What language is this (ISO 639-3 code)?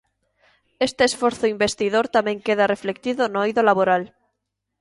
glg